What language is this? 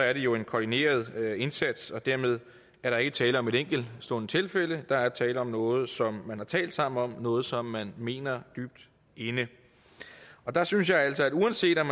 Danish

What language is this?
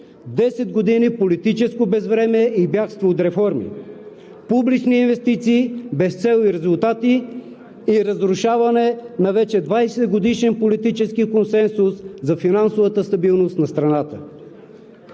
Bulgarian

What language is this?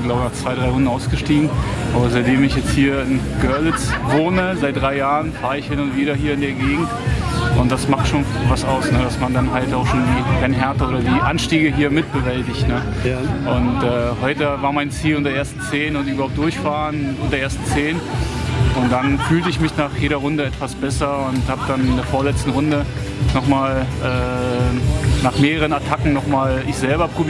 German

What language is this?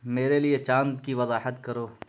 Urdu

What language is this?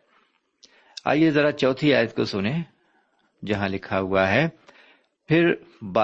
Urdu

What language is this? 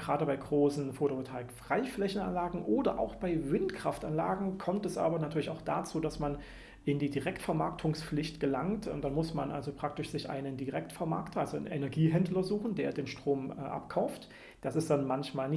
German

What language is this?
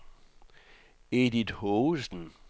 Danish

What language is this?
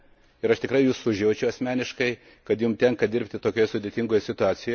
Lithuanian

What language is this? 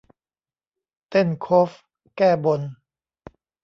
Thai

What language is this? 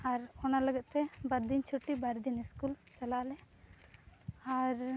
Santali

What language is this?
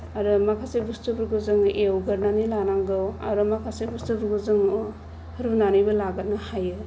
Bodo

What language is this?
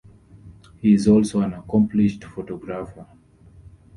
English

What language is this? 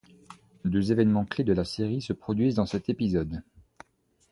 French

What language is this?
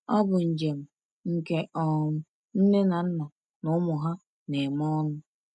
Igbo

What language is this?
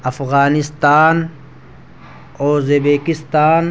Urdu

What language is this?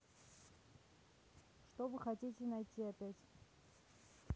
Russian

